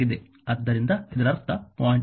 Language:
Kannada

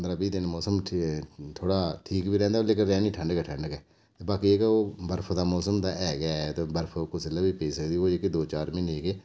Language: Dogri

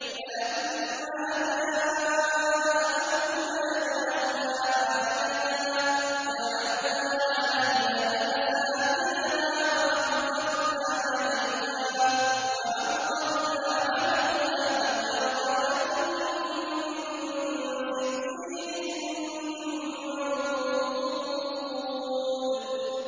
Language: Arabic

